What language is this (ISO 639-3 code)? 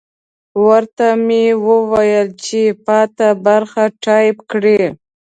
pus